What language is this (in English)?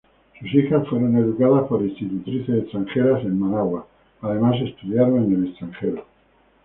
Spanish